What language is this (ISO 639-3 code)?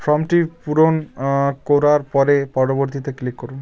ben